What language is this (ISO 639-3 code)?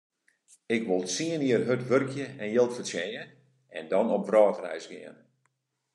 fry